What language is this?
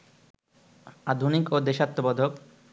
Bangla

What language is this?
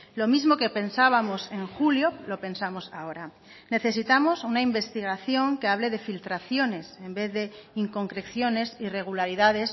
Spanish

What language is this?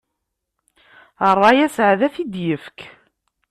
Kabyle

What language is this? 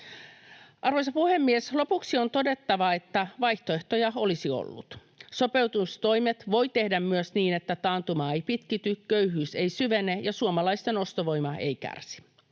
Finnish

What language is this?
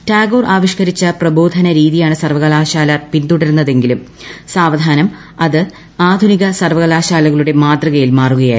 Malayalam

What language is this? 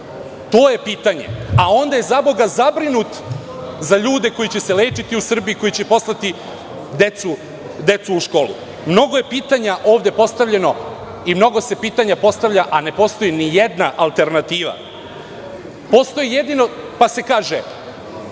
Serbian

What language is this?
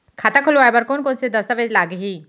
Chhattisgarhi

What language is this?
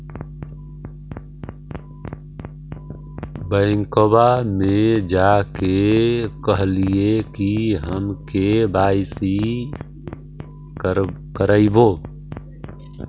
Magahi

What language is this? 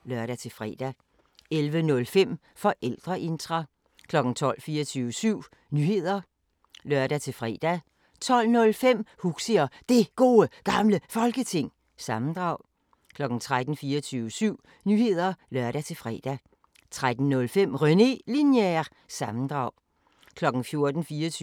Danish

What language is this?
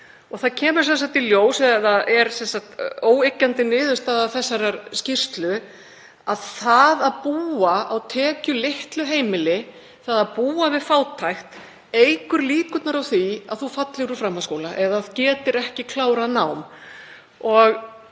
Icelandic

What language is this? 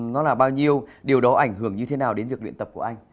Vietnamese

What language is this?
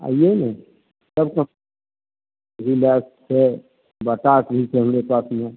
Maithili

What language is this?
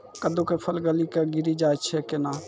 Maithili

